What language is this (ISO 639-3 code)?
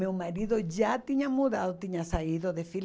por